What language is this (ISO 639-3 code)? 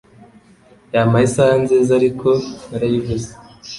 kin